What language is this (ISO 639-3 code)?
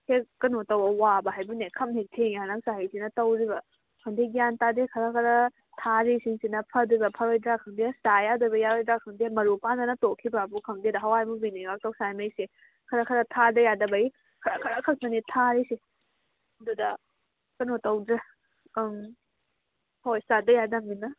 mni